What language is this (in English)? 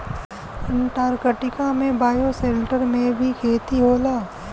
Bhojpuri